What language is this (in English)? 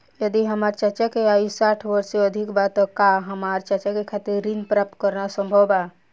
Bhojpuri